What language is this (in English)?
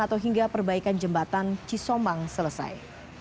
Indonesian